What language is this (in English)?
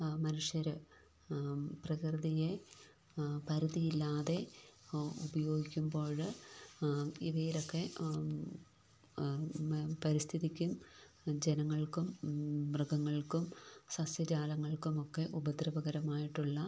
Malayalam